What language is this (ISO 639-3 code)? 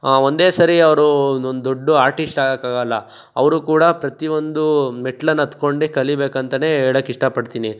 kan